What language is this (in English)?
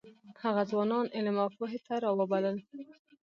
Pashto